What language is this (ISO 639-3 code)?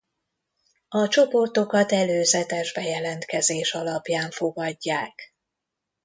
hun